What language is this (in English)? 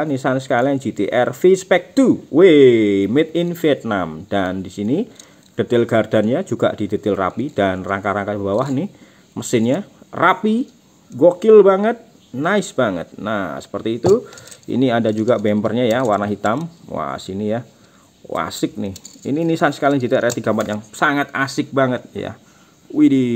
Indonesian